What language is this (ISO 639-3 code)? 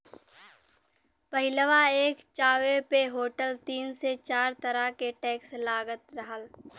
bho